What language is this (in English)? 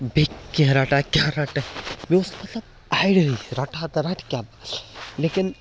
Kashmiri